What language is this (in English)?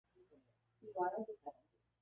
Chinese